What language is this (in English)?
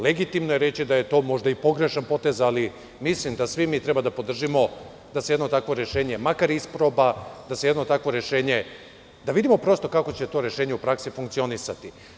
Serbian